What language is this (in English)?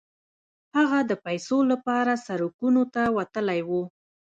Pashto